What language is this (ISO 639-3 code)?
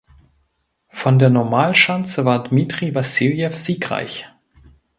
deu